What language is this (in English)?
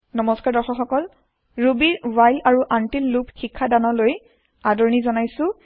Assamese